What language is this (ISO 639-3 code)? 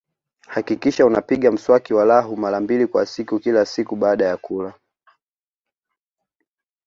swa